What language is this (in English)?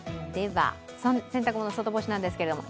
Japanese